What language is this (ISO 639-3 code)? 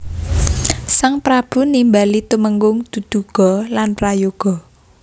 jav